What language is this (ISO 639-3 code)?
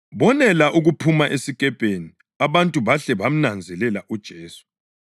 nde